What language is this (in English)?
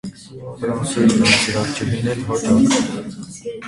Armenian